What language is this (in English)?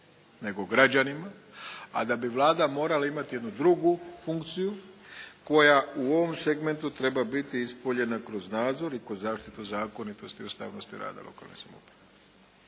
Croatian